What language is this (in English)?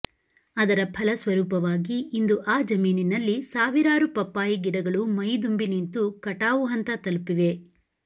Kannada